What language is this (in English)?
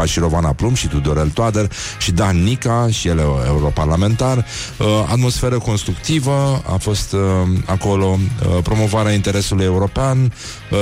Romanian